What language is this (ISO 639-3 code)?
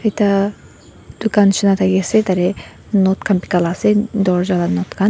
nag